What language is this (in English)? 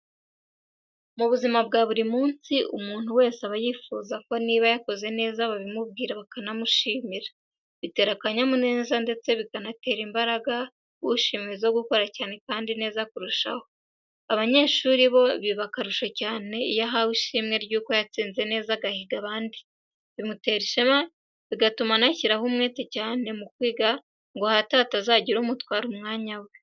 Kinyarwanda